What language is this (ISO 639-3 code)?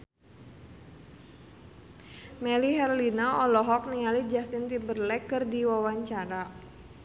sun